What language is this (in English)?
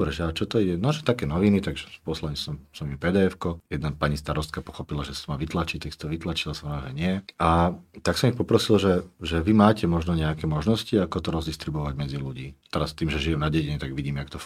Slovak